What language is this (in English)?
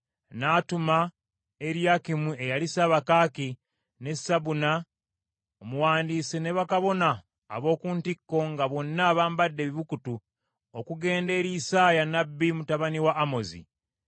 Ganda